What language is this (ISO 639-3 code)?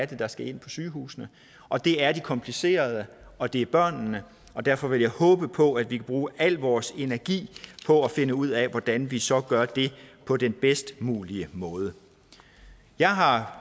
dan